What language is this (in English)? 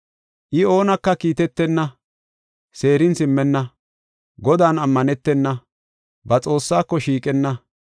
Gofa